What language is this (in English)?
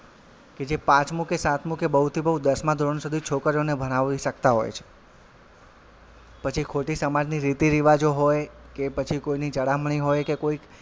Gujarati